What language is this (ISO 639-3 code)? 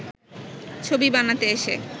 ben